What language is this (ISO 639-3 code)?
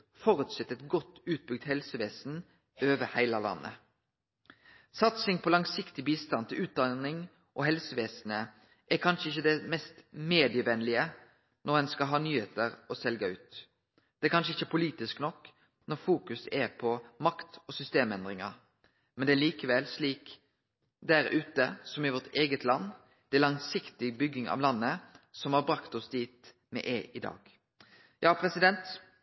nno